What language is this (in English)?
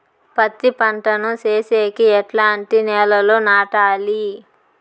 Telugu